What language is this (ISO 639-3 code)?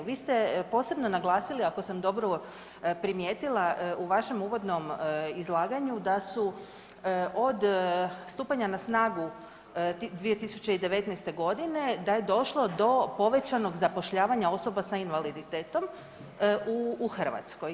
hrv